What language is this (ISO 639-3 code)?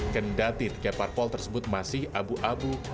ind